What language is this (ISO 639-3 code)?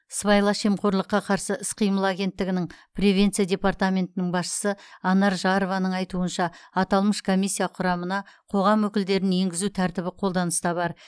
kaz